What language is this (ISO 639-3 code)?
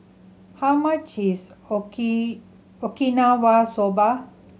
eng